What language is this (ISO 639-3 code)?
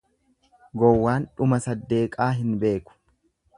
orm